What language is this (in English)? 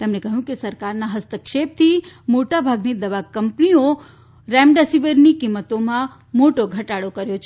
Gujarati